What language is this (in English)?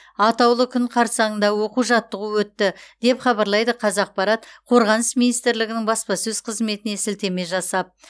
Kazakh